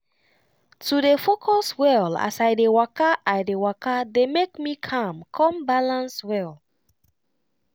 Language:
Nigerian Pidgin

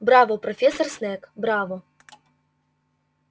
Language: Russian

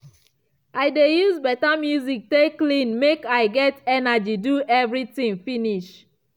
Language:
Nigerian Pidgin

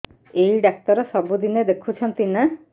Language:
Odia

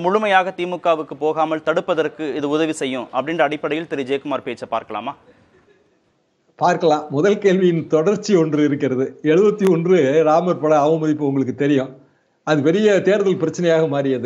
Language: Tamil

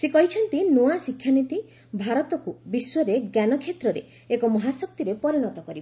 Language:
Odia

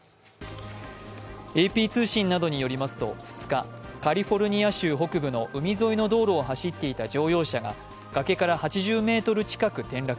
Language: Japanese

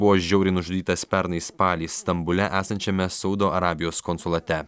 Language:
Lithuanian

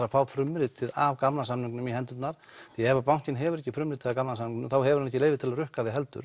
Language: Icelandic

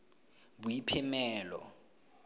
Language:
Tswana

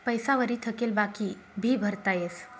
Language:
Marathi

